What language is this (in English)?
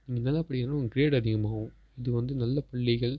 Tamil